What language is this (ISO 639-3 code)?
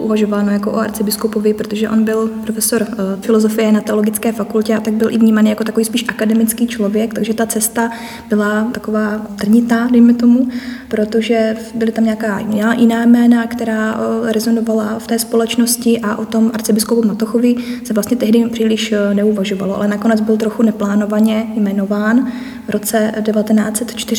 ces